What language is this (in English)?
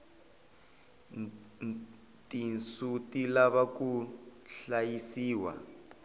Tsonga